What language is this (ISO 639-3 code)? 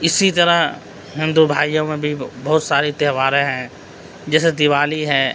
urd